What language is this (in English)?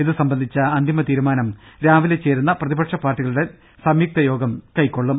Malayalam